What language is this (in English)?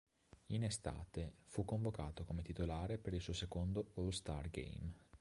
Italian